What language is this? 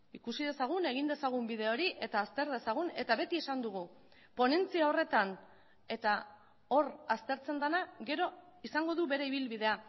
Basque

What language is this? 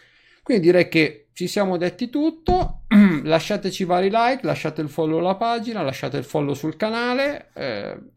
Italian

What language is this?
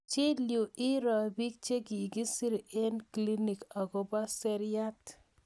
Kalenjin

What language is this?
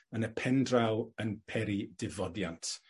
Welsh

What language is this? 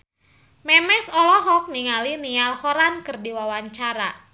Sundanese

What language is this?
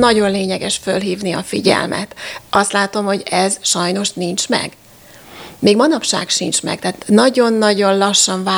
Hungarian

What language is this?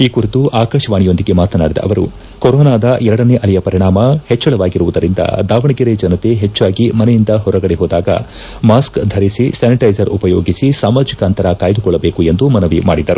Kannada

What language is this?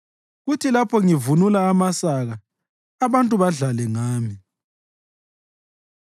North Ndebele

